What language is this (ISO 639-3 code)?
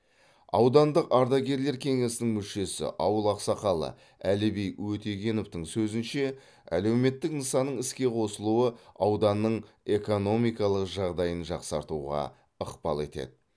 kaz